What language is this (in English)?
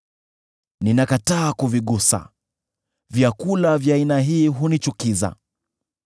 Swahili